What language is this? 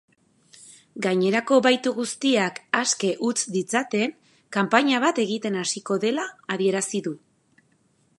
Basque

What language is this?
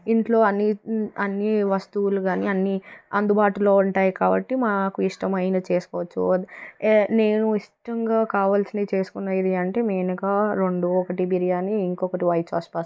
Telugu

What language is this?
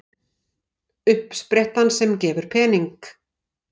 Icelandic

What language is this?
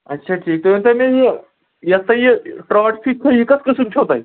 Kashmiri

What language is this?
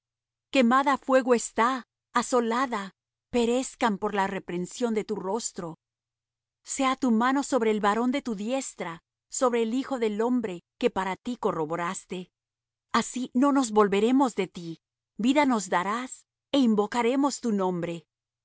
Spanish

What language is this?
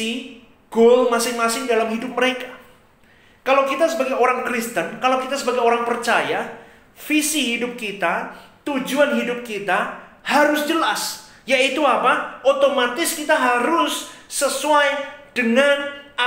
Indonesian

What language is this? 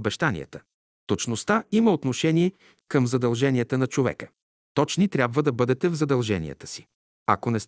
Bulgarian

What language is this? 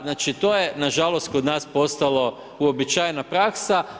Croatian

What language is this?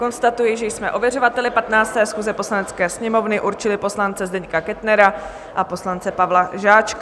Czech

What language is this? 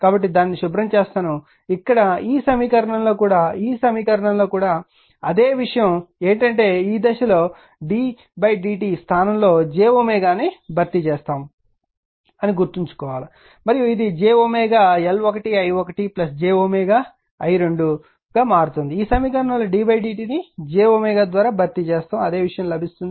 Telugu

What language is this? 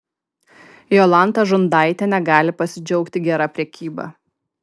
Lithuanian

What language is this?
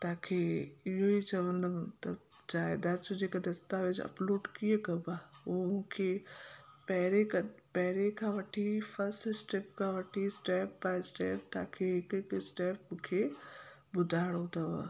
Sindhi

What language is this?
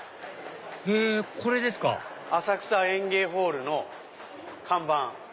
Japanese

